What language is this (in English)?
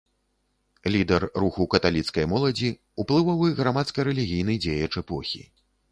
Belarusian